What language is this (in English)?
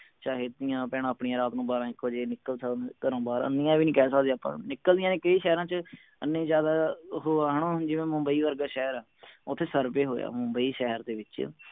Punjabi